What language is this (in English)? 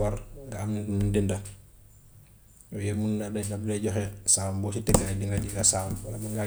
Gambian Wolof